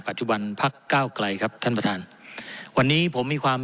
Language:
Thai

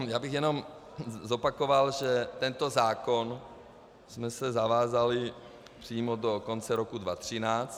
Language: Czech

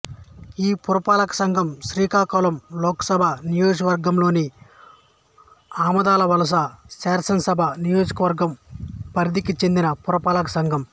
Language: Telugu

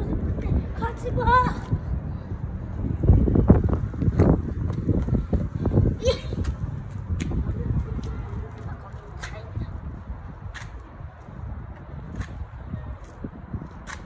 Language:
Korean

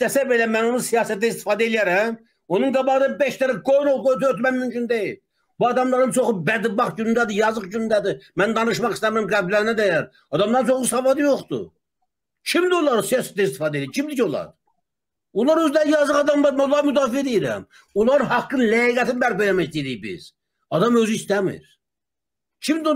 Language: Turkish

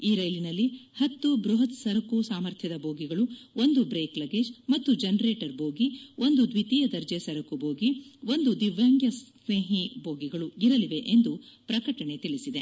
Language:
Kannada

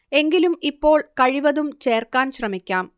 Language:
Malayalam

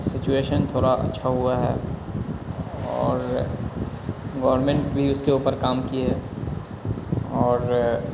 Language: Urdu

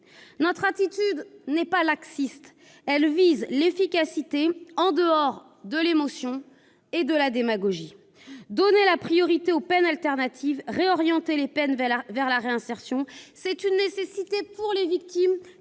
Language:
French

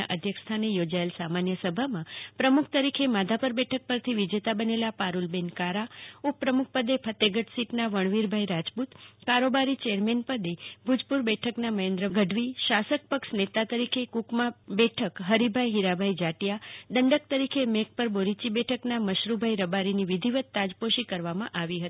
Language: Gujarati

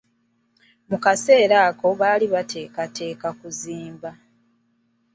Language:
Ganda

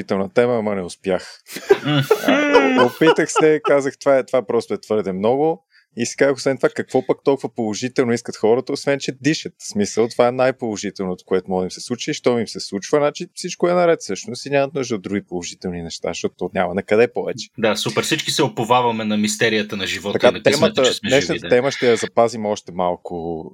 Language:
Bulgarian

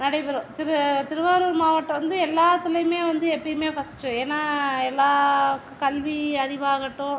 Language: Tamil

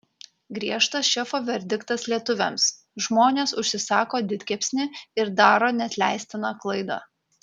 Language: Lithuanian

